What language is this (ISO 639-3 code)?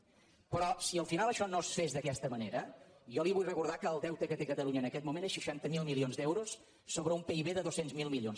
cat